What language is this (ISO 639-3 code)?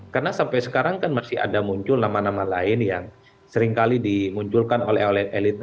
ind